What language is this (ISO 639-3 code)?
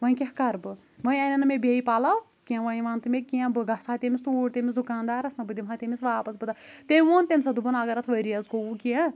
kas